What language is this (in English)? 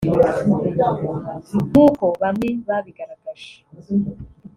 Kinyarwanda